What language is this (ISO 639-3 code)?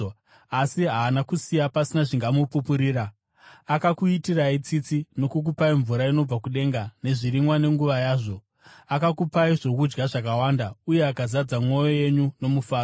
sna